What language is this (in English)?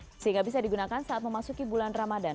Indonesian